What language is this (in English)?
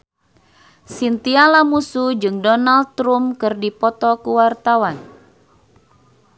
Sundanese